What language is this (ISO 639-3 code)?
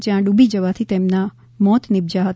guj